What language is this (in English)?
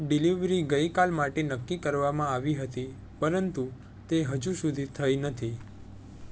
Gujarati